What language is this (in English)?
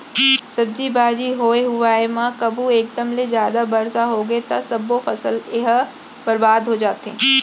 Chhattisgarhi